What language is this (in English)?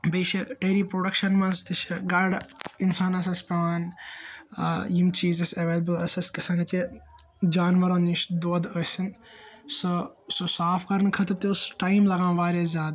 Kashmiri